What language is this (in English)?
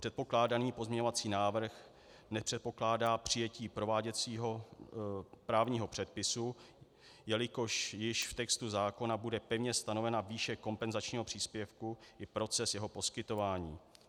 Czech